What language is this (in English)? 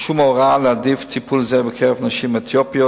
Hebrew